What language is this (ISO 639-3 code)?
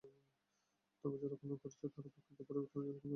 ben